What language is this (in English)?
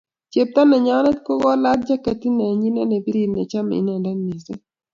Kalenjin